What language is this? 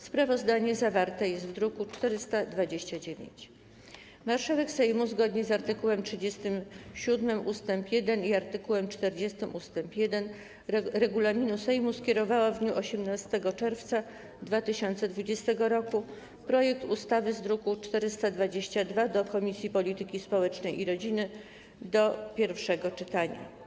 Polish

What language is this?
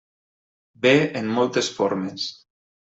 Catalan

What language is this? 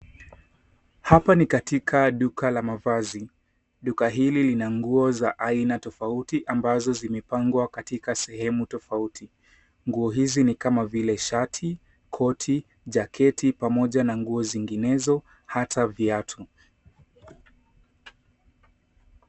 Swahili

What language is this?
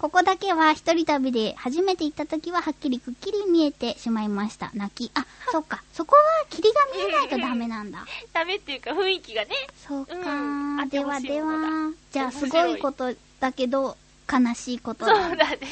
Japanese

